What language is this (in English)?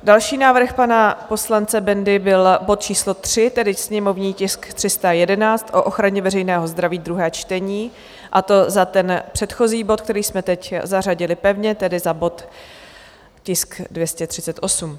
Czech